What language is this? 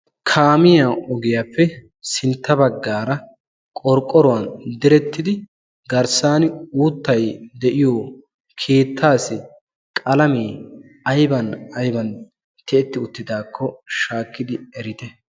Wolaytta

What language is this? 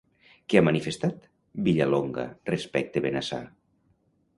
Catalan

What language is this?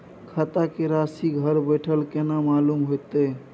Maithili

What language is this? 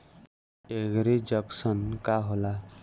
Bhojpuri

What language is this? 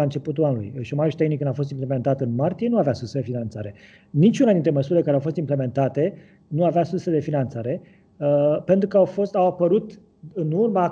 Romanian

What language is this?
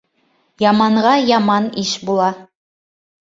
Bashkir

